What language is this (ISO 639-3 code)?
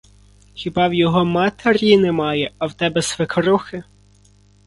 ukr